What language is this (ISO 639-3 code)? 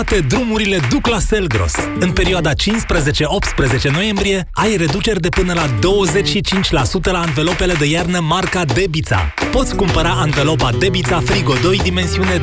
ron